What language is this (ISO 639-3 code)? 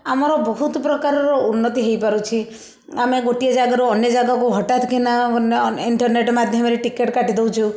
ori